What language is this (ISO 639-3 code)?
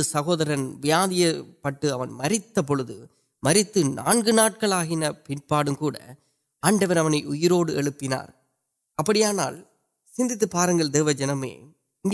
urd